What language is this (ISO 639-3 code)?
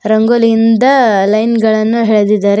kan